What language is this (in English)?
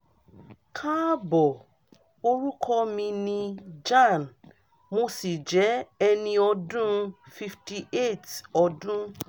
Yoruba